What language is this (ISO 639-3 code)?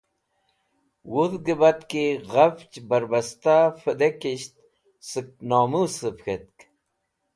wbl